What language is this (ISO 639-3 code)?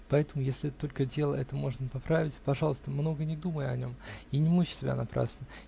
rus